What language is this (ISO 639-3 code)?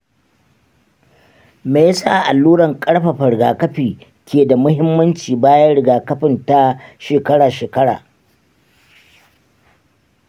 hau